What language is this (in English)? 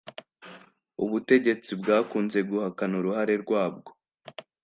Kinyarwanda